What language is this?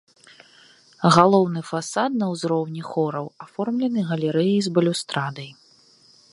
Belarusian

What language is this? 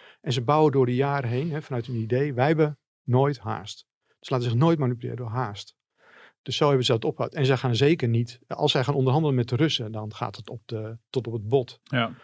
Dutch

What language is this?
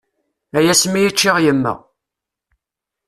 Kabyle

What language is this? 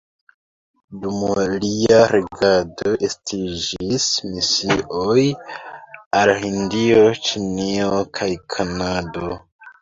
Esperanto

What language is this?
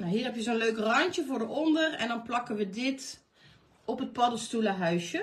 Dutch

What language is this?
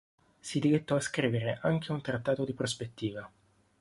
Italian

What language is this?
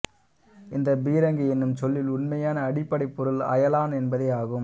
Tamil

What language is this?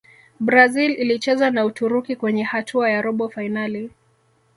Swahili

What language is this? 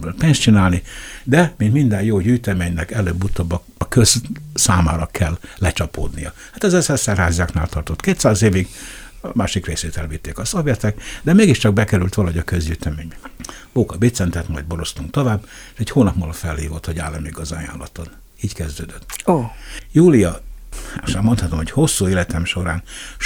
Hungarian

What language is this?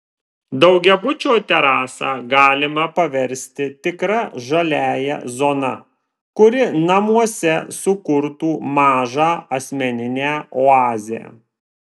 Lithuanian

